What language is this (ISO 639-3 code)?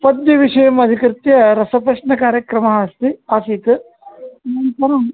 san